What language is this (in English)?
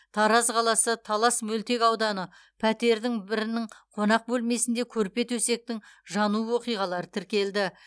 Kazakh